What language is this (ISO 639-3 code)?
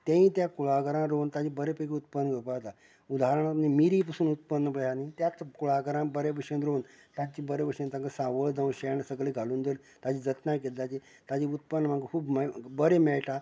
kok